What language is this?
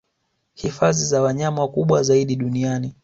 Swahili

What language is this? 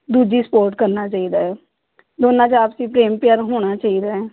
Punjabi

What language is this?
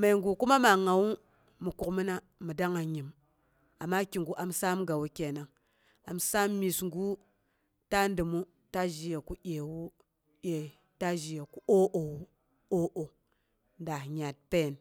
Boghom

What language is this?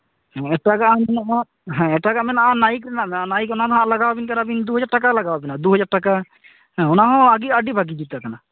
Santali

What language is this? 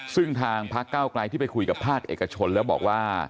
Thai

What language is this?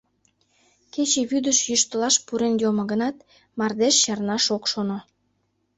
Mari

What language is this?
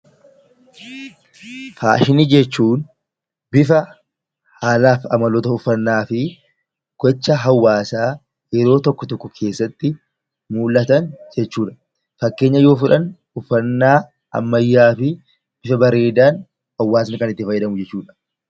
Oromo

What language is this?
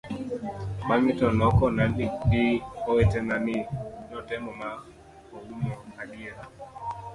Luo (Kenya and Tanzania)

